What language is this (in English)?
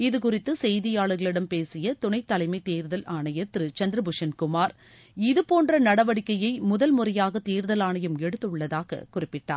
Tamil